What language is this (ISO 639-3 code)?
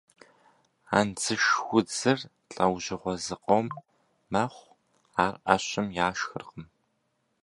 kbd